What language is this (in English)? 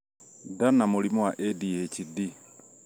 Kikuyu